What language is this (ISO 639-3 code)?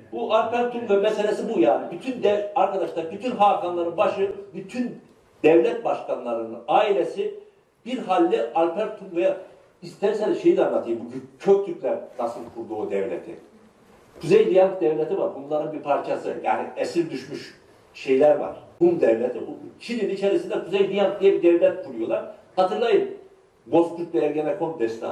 tur